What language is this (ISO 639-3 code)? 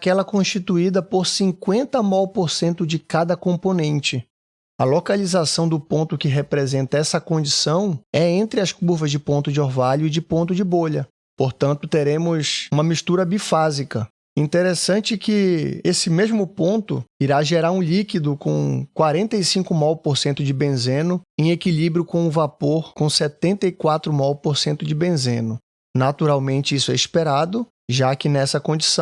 por